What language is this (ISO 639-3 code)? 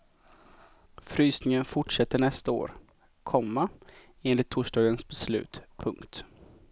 swe